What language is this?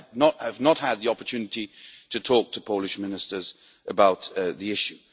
English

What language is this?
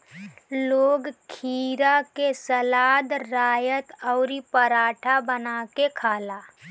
Bhojpuri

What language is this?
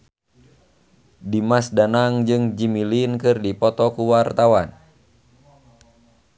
Sundanese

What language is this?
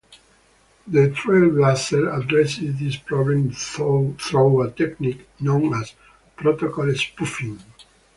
English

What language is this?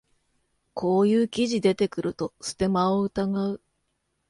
Japanese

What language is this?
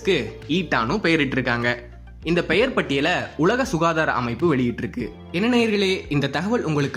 Tamil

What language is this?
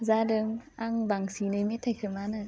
Bodo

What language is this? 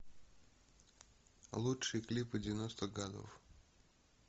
Russian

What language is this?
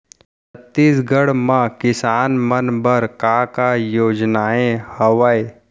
Chhattisgarhi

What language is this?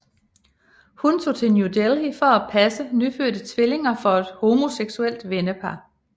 Danish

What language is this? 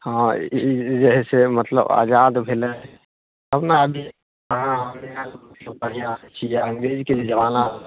Maithili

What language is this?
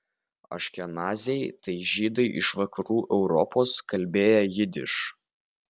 Lithuanian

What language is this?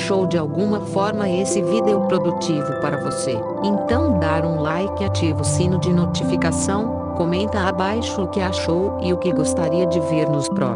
Portuguese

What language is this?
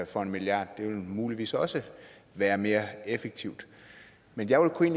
Danish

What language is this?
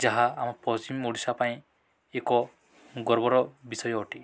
Odia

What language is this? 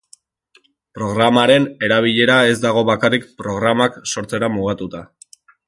Basque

